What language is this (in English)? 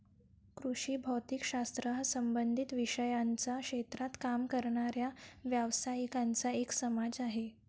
Marathi